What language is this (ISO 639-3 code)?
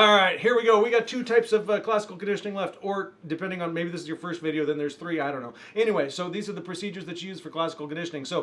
eng